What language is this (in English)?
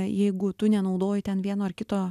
Lithuanian